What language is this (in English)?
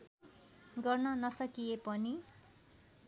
Nepali